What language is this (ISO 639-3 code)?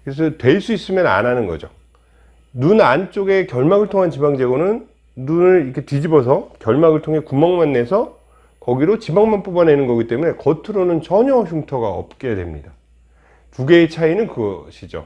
kor